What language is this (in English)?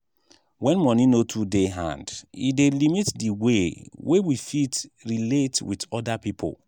Nigerian Pidgin